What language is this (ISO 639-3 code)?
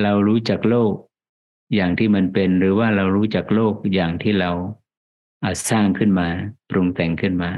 tha